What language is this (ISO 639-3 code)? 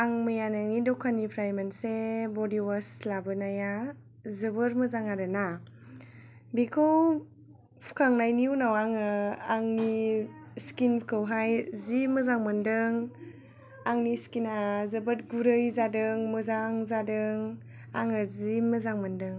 brx